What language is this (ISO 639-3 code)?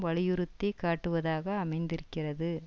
tam